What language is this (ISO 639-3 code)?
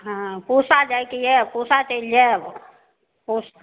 mai